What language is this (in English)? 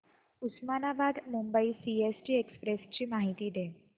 Marathi